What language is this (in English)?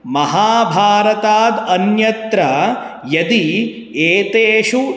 Sanskrit